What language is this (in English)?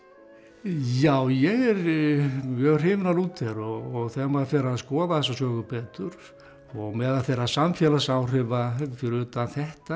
Icelandic